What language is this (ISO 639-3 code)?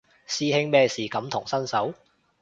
yue